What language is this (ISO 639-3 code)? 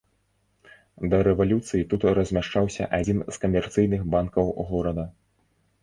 bel